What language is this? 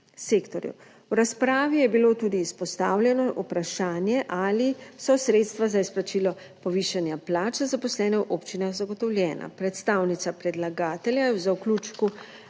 Slovenian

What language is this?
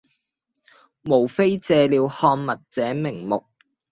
Cantonese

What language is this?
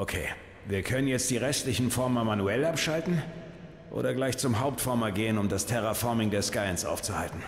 German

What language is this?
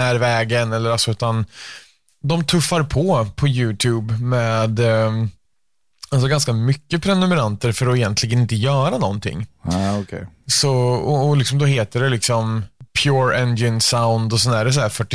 Swedish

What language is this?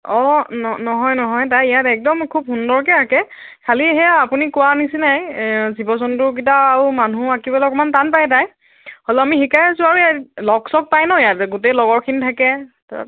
Assamese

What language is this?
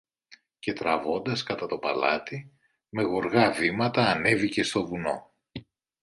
Greek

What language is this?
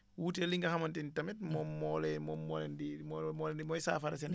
Wolof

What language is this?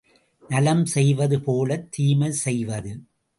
Tamil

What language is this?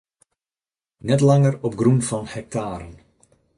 Western Frisian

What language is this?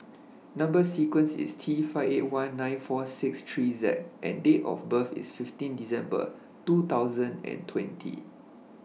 English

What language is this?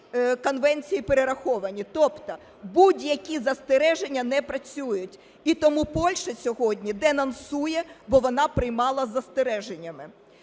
Ukrainian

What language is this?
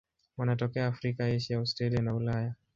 Swahili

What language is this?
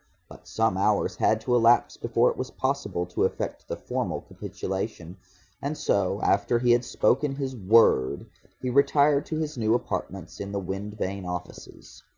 English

